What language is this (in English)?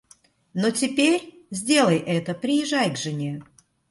Russian